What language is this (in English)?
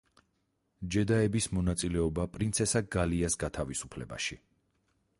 Georgian